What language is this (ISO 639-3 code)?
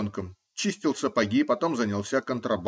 rus